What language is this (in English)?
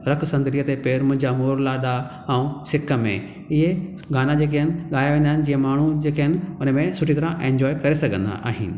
Sindhi